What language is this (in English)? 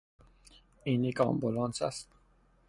Persian